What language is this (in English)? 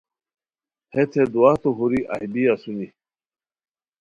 Khowar